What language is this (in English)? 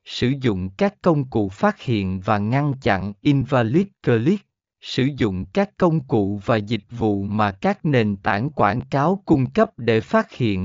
Vietnamese